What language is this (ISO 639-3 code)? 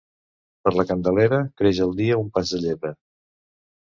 cat